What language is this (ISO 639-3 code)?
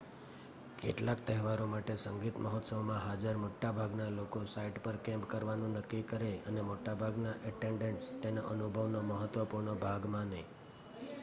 guj